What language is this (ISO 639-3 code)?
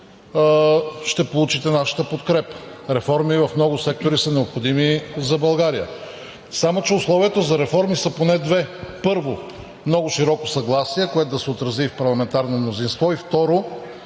bul